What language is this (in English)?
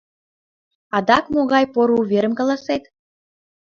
Mari